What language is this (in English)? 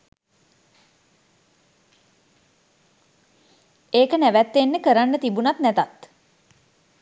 Sinhala